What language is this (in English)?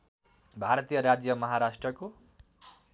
Nepali